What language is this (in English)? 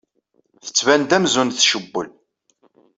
Kabyle